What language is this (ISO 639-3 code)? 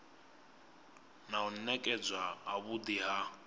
ven